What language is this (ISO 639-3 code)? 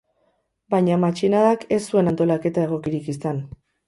eus